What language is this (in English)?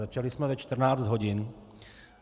Czech